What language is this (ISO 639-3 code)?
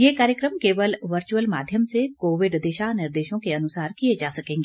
hin